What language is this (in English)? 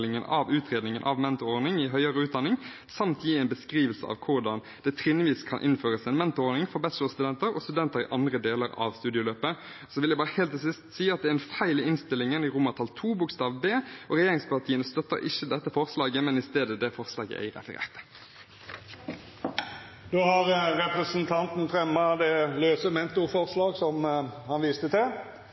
Norwegian